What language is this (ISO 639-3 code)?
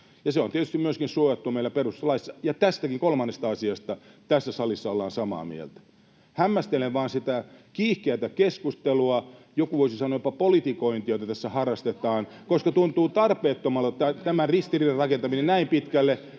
fin